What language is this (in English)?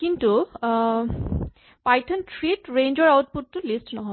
Assamese